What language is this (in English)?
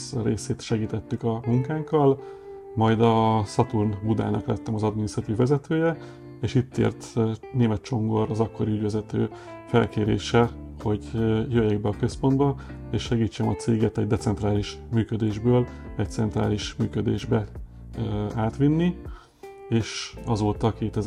Hungarian